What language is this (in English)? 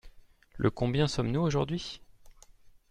French